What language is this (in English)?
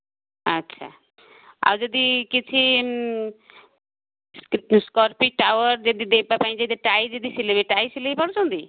Odia